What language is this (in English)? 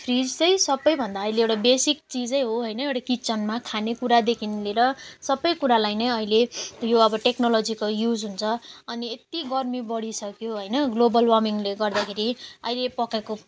Nepali